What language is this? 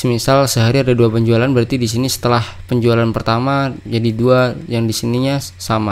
Indonesian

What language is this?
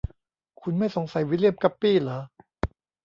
Thai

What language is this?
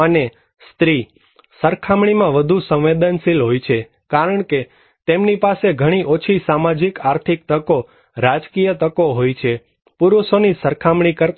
Gujarati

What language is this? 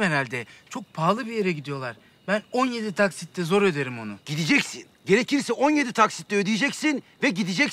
Turkish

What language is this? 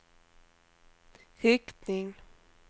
Swedish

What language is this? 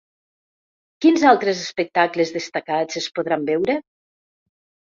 Catalan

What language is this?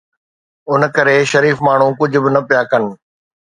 Sindhi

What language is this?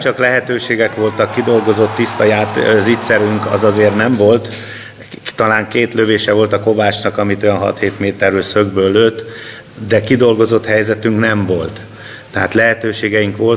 Hungarian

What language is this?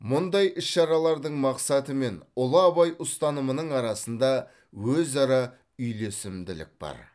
Kazakh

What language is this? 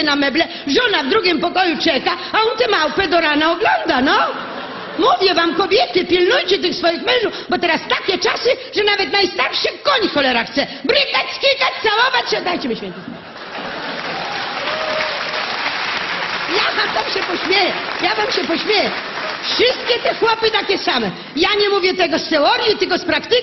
Polish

